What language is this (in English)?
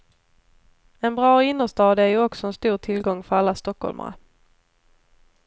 Swedish